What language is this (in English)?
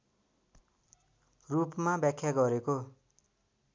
Nepali